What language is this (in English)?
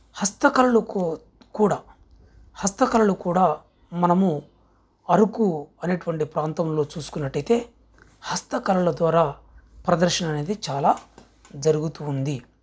Telugu